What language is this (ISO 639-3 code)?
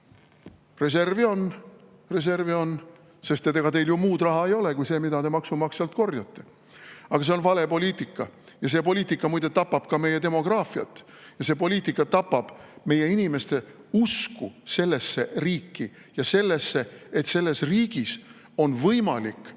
est